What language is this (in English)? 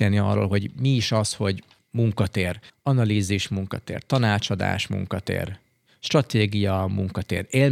Hungarian